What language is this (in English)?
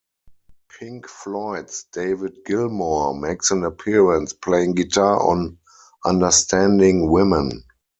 English